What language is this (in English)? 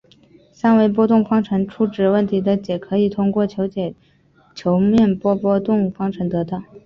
Chinese